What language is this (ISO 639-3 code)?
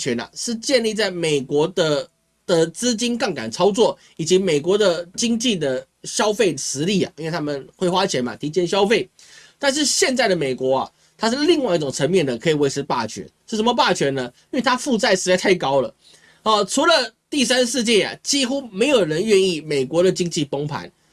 zho